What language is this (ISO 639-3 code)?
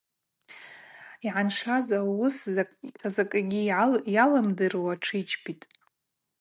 abq